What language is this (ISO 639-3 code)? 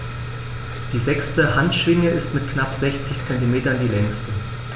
deu